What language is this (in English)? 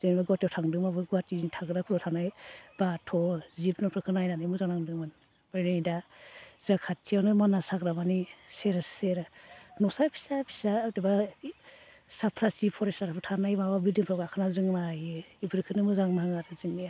Bodo